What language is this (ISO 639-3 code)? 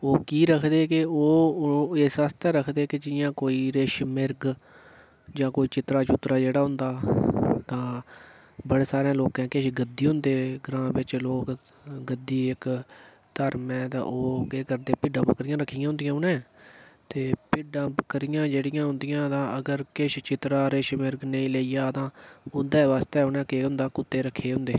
doi